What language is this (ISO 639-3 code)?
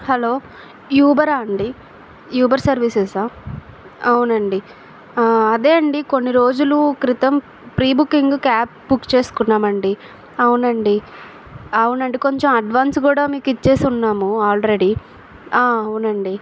tel